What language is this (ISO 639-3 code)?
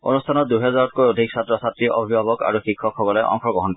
asm